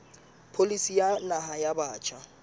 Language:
Southern Sotho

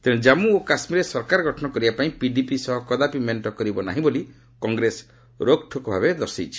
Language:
Odia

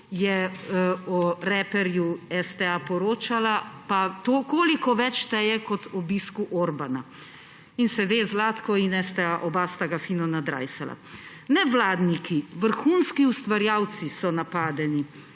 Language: Slovenian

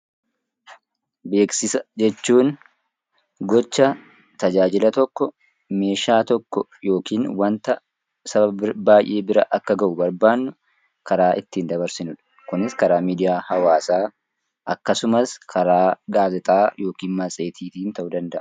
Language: Oromo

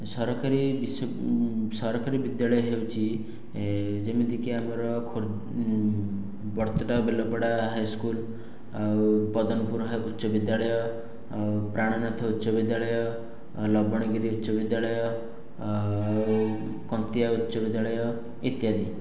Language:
Odia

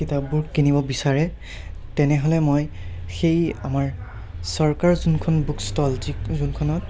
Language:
Assamese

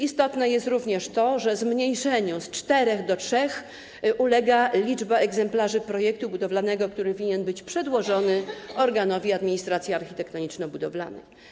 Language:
Polish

